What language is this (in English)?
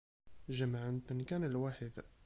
Kabyle